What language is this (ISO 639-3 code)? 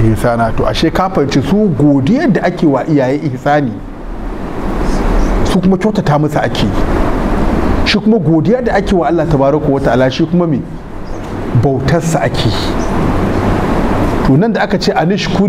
ara